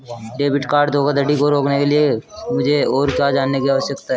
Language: Hindi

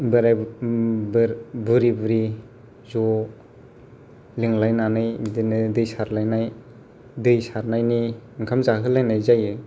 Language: Bodo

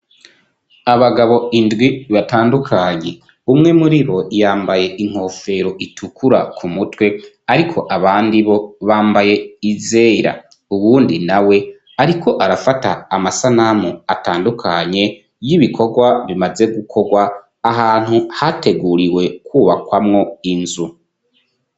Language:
Rundi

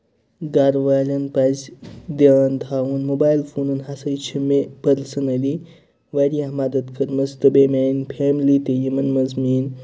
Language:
Kashmiri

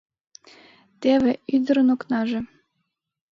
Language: Mari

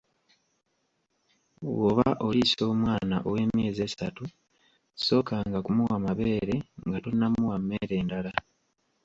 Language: Ganda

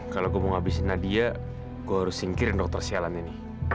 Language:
Indonesian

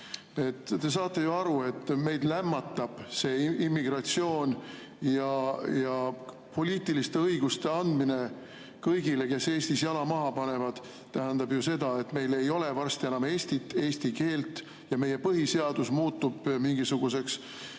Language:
Estonian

